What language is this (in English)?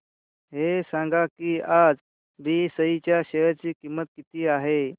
Marathi